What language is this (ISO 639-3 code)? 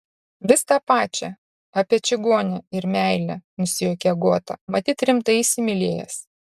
lit